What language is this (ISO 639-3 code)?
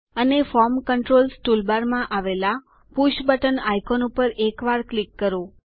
guj